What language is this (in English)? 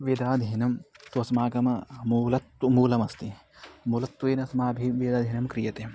Sanskrit